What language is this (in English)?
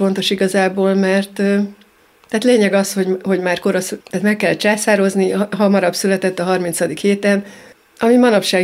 Hungarian